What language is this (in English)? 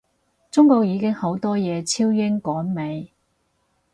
Cantonese